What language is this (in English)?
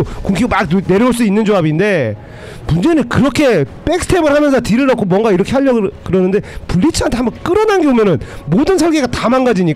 Korean